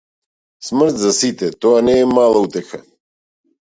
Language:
Macedonian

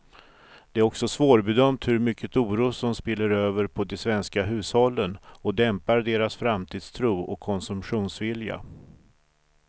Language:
Swedish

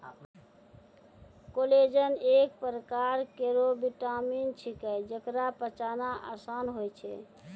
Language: Maithili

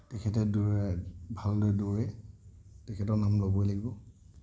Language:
Assamese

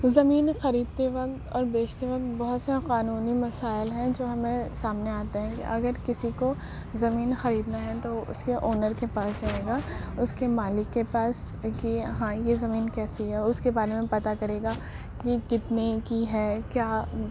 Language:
Urdu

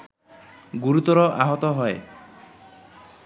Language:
Bangla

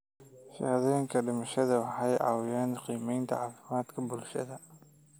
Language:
Somali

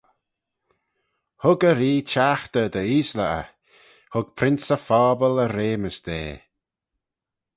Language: Manx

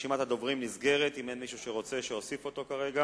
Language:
Hebrew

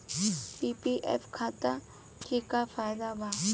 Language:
Bhojpuri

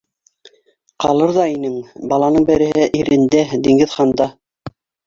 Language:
Bashkir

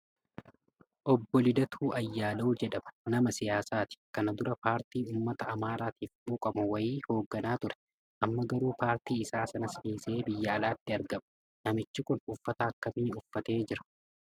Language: Oromo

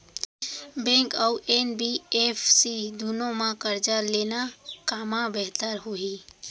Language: Chhattisgarhi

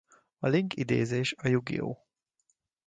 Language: Hungarian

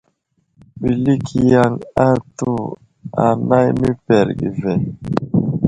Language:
Wuzlam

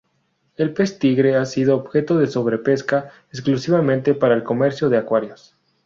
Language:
Spanish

